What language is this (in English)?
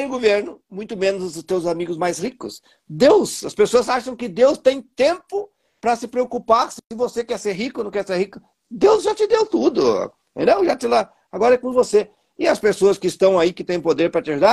Portuguese